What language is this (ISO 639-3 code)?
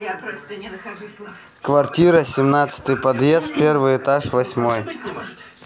rus